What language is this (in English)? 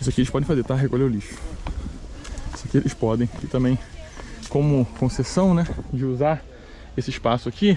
Portuguese